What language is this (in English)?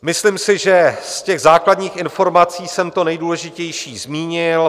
Czech